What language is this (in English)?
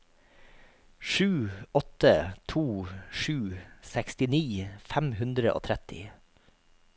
Norwegian